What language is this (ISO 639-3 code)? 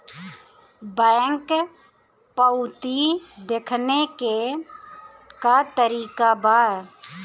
bho